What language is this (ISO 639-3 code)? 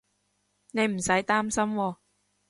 yue